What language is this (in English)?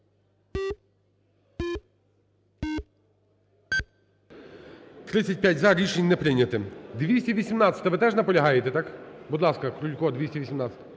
Ukrainian